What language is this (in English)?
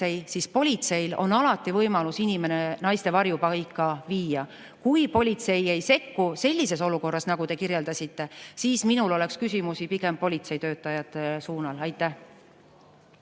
Estonian